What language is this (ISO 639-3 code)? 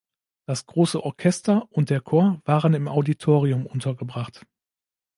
deu